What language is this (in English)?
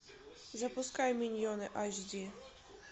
Russian